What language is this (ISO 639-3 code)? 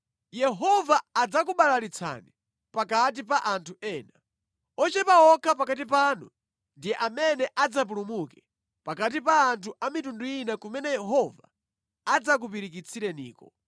nya